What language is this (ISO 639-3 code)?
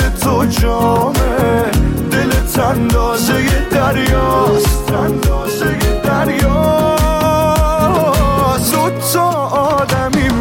fas